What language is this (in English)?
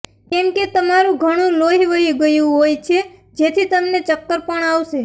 Gujarati